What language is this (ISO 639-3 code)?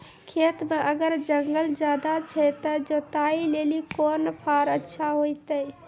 mai